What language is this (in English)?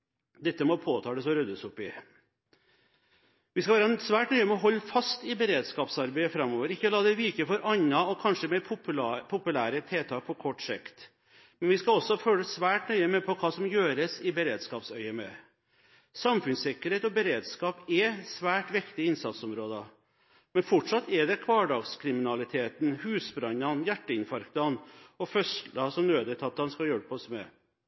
Norwegian Bokmål